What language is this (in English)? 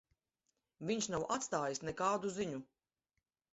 Latvian